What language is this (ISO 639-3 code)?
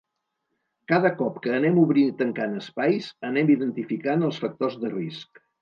cat